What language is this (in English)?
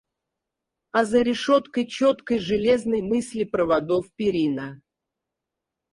Russian